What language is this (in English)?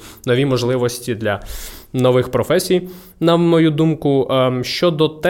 Ukrainian